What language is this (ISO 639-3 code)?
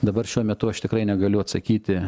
lit